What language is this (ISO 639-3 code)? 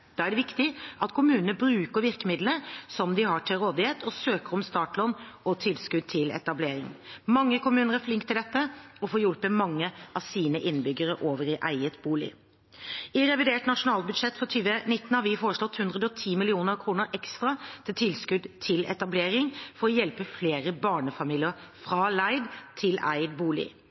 nob